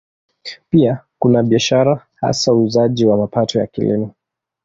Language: Swahili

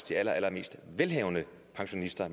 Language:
Danish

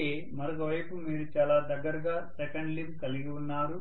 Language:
Telugu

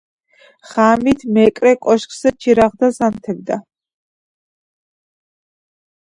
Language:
Georgian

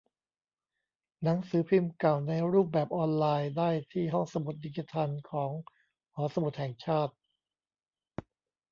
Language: Thai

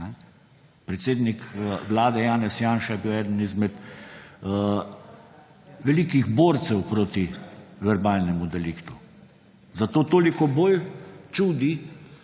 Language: Slovenian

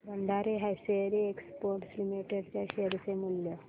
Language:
Marathi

